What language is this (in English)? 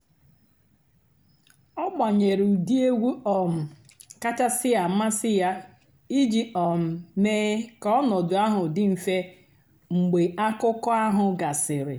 Igbo